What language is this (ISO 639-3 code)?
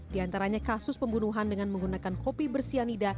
ind